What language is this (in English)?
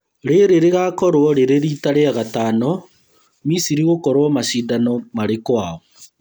Kikuyu